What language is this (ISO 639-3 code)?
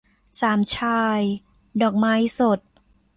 tha